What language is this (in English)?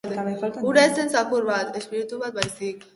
Basque